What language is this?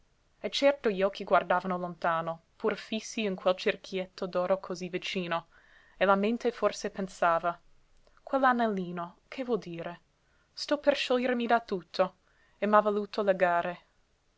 Italian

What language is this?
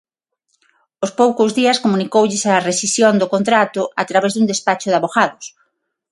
Galician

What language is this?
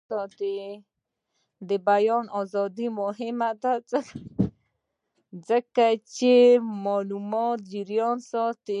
Pashto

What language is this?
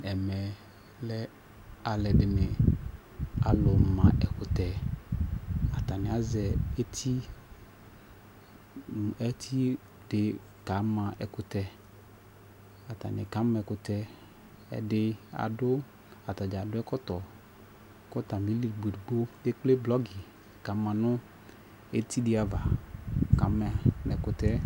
Ikposo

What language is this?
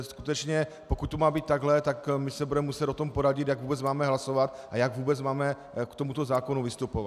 Czech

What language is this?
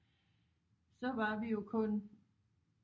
Danish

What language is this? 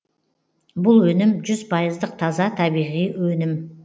Kazakh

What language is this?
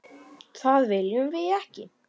Icelandic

